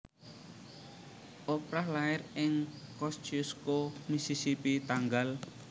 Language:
Javanese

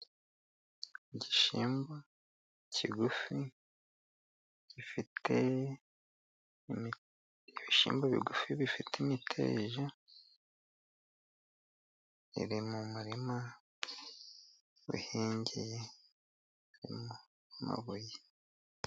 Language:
Kinyarwanda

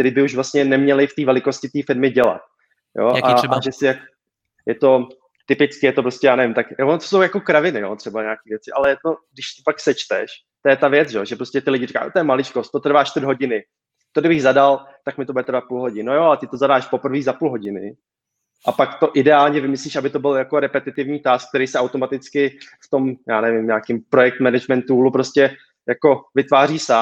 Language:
Czech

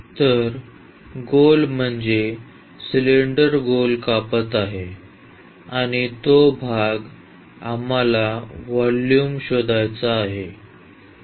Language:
Marathi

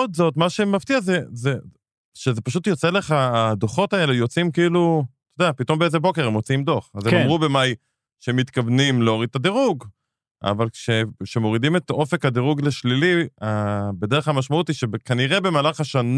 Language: Hebrew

